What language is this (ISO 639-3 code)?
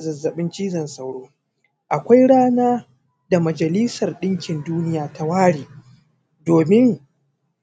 hau